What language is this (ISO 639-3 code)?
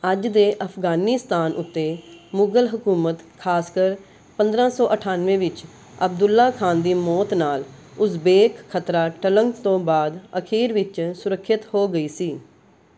pan